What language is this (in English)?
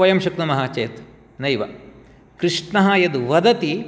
Sanskrit